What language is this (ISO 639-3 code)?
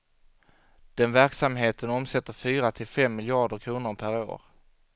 swe